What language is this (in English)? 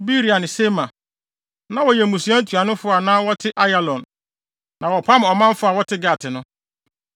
Akan